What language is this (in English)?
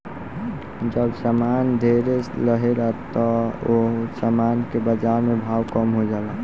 Bhojpuri